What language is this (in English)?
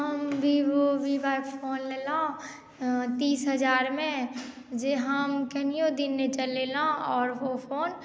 Maithili